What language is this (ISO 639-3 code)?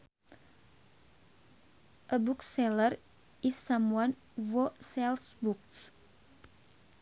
sun